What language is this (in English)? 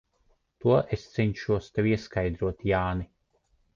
Latvian